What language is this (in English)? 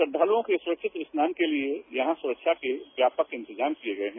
Hindi